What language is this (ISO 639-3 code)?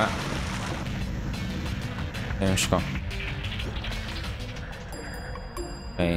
pol